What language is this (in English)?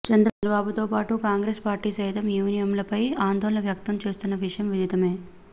Telugu